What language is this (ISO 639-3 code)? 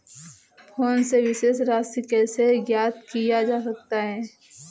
hin